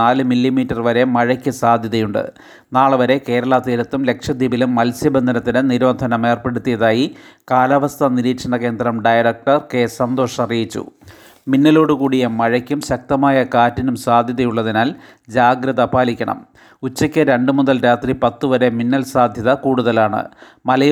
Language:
Malayalam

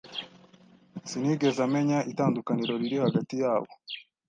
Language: Kinyarwanda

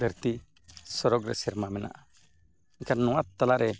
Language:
Santali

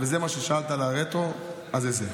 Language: Hebrew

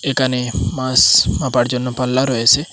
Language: Bangla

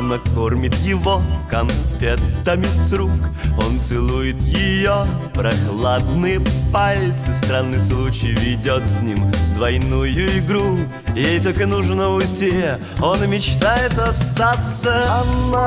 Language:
Russian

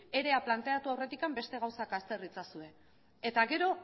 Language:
Basque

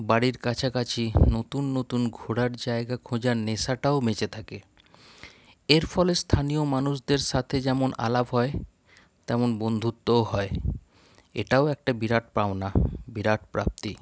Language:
Bangla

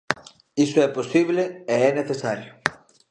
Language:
Galician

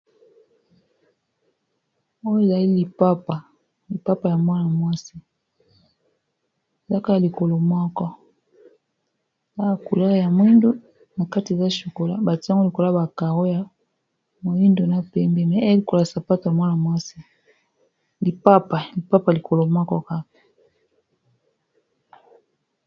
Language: Lingala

